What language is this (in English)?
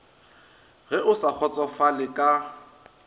Northern Sotho